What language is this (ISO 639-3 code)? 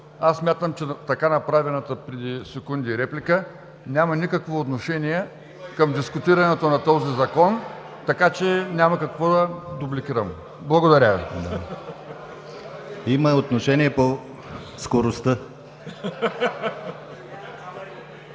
bul